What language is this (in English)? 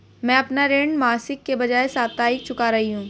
Hindi